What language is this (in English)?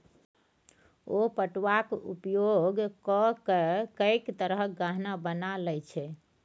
Maithili